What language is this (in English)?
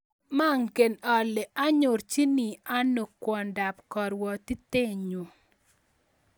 Kalenjin